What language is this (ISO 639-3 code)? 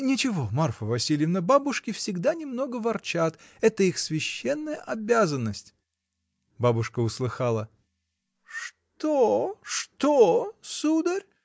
rus